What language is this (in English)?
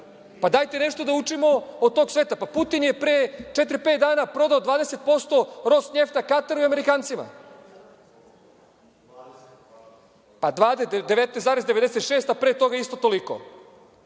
Serbian